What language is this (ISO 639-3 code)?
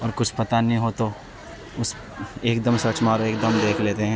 urd